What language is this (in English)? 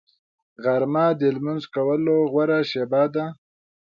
Pashto